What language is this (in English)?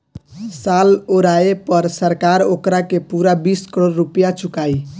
Bhojpuri